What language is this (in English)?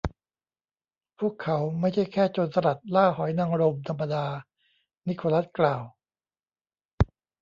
Thai